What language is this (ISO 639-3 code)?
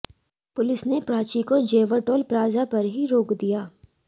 hin